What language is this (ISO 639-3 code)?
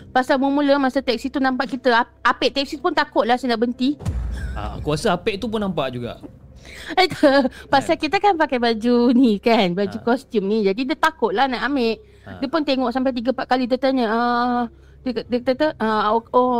msa